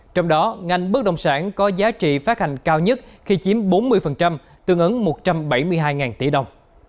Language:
Vietnamese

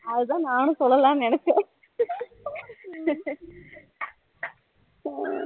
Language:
Tamil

